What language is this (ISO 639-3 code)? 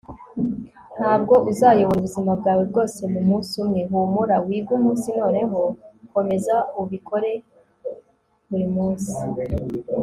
kin